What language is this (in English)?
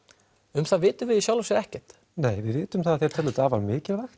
Icelandic